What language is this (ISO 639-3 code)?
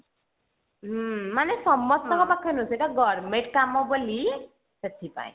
ori